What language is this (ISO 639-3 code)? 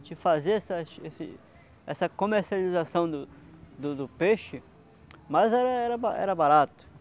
por